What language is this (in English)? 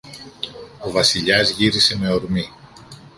Greek